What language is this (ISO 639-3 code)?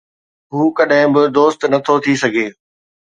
snd